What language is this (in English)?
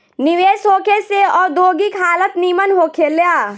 Bhojpuri